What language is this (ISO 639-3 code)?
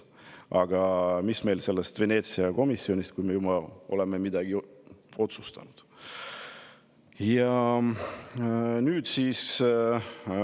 est